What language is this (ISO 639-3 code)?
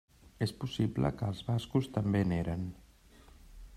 cat